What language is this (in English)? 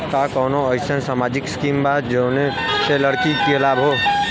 Bhojpuri